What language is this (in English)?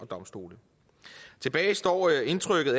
Danish